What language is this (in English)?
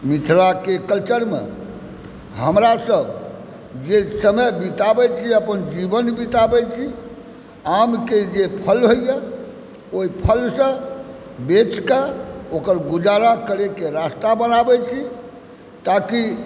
Maithili